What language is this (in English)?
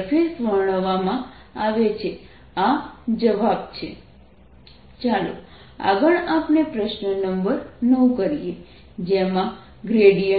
Gujarati